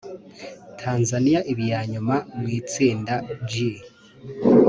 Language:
Kinyarwanda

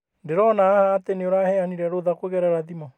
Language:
Kikuyu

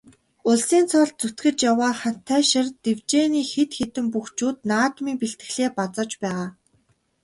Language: Mongolian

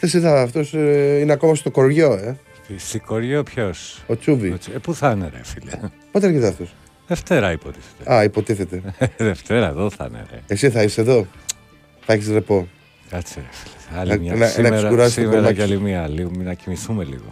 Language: Greek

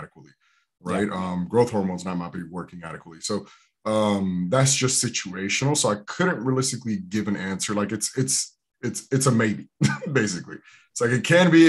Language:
English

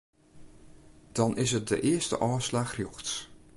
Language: Western Frisian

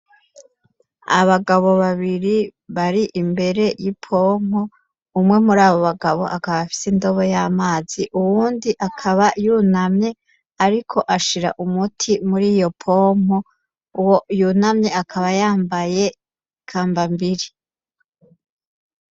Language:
Rundi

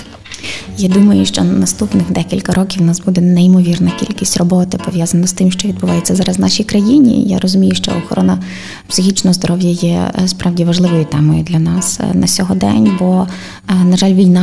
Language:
Ukrainian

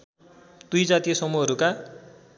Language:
Nepali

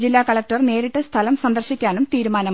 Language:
Malayalam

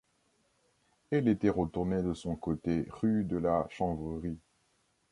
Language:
French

